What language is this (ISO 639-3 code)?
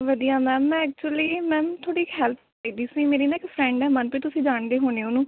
pan